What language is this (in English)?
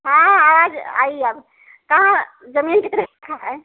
Hindi